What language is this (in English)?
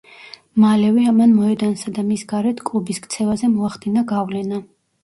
Georgian